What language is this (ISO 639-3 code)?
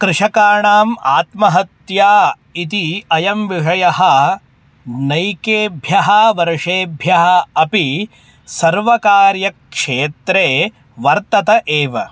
san